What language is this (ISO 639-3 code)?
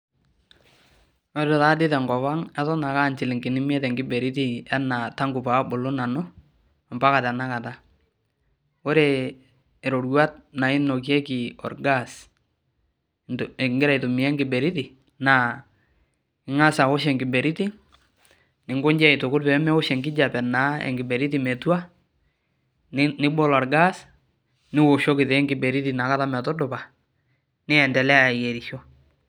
mas